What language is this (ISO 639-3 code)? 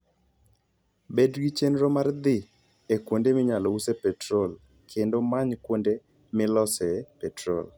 luo